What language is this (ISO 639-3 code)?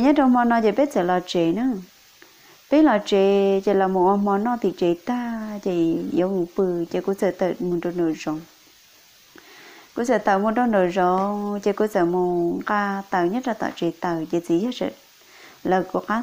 vie